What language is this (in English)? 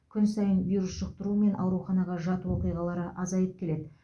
Kazakh